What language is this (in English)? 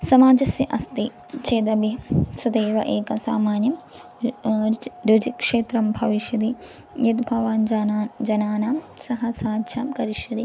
Sanskrit